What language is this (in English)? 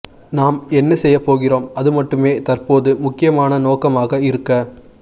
Tamil